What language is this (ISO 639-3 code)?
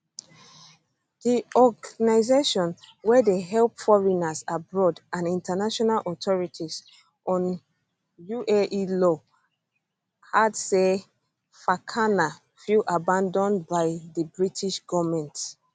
pcm